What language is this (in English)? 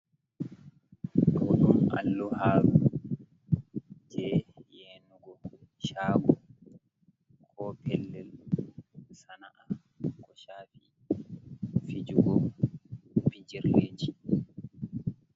Fula